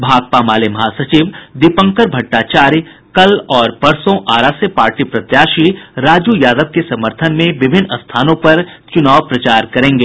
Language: Hindi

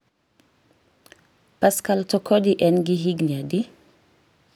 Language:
Luo (Kenya and Tanzania)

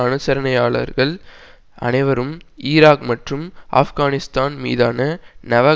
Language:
Tamil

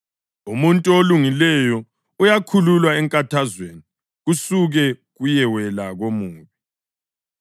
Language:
North Ndebele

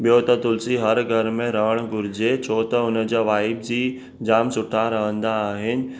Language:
Sindhi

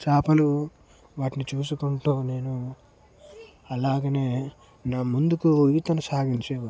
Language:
Telugu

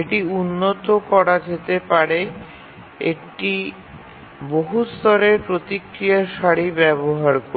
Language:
Bangla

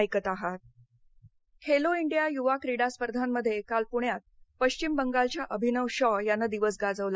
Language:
Marathi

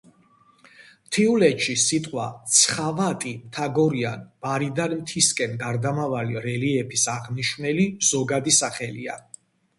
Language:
Georgian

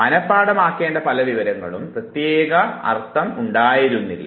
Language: Malayalam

